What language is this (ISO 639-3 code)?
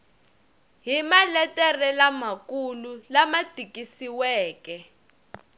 tso